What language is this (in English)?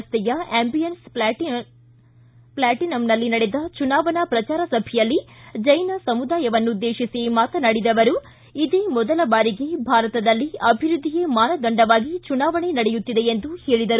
Kannada